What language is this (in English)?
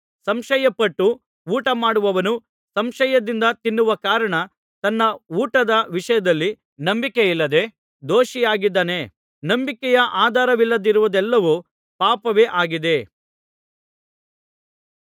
Kannada